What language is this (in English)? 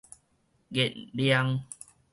Min Nan Chinese